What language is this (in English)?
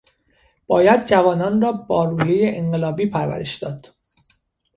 Persian